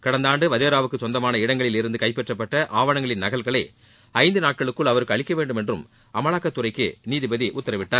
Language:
Tamil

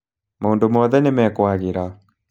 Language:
Kikuyu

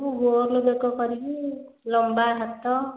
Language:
Odia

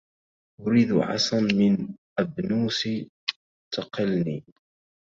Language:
Arabic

